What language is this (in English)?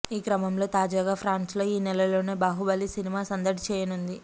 Telugu